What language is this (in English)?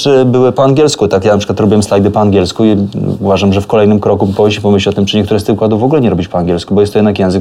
Polish